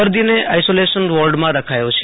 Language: Gujarati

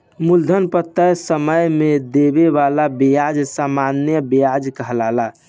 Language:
Bhojpuri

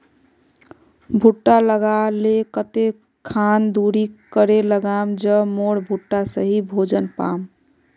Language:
Magahi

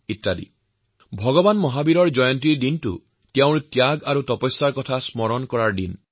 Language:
Assamese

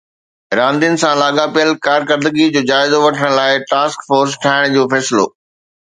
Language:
Sindhi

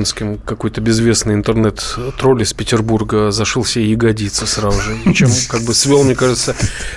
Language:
Russian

